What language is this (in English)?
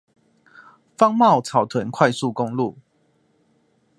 Chinese